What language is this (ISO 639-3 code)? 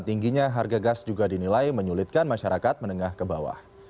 ind